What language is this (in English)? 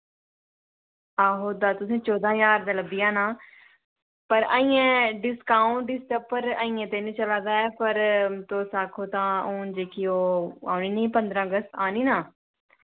Dogri